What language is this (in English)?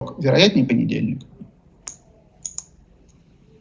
Russian